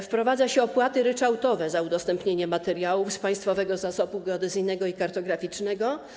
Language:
Polish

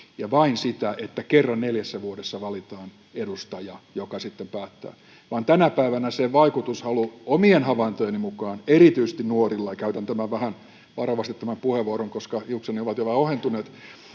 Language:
Finnish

